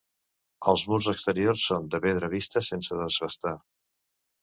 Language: Catalan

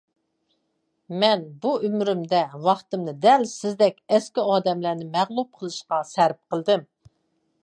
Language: Uyghur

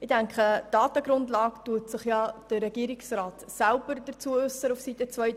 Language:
Swiss German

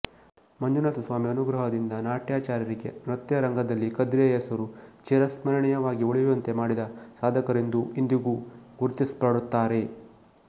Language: Kannada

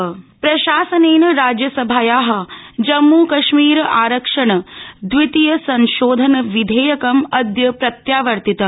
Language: Sanskrit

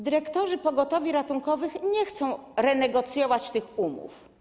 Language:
Polish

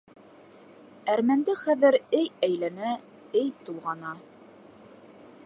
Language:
Bashkir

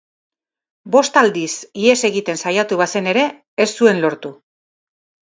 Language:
Basque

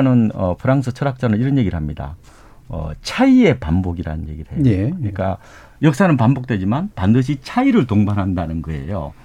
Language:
Korean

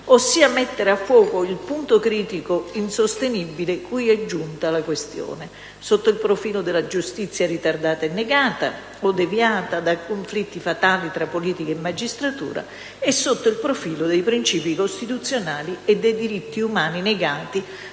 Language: Italian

